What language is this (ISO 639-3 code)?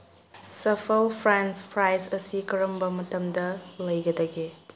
mni